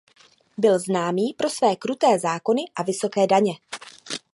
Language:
Czech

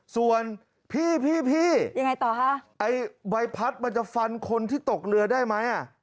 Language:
Thai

